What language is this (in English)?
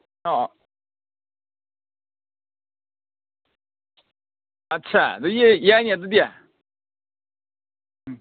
Manipuri